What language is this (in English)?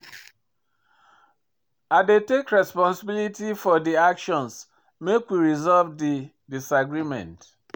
Nigerian Pidgin